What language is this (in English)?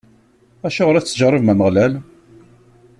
Kabyle